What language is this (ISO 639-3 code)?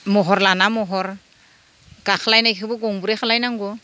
brx